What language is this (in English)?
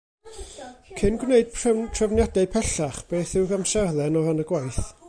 Welsh